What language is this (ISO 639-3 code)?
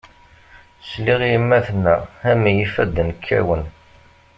kab